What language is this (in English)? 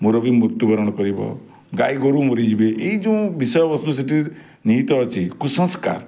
Odia